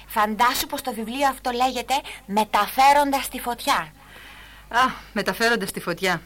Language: Greek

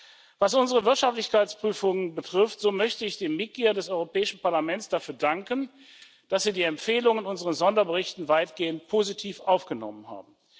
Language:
German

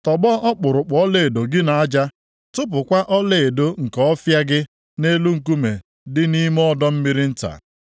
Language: Igbo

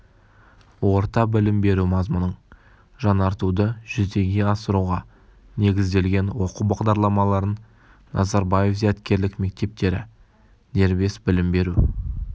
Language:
Kazakh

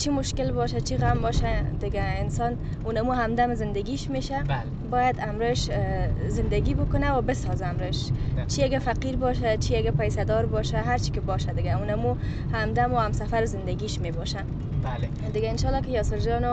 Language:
Persian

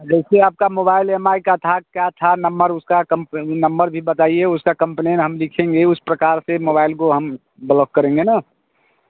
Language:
Hindi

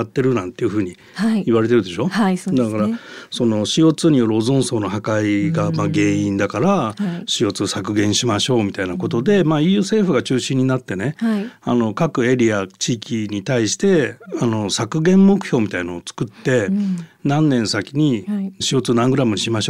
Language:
Japanese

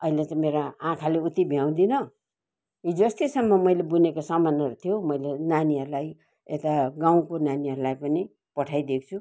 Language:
Nepali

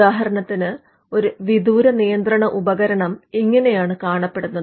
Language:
Malayalam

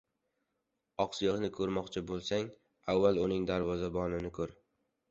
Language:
Uzbek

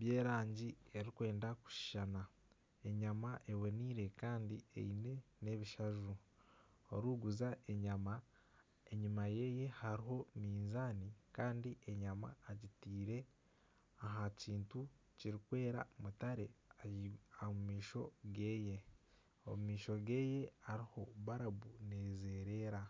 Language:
Nyankole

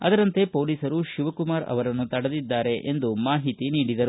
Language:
Kannada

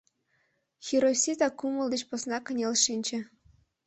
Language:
Mari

